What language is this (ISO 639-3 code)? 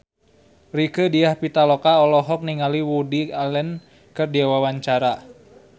sun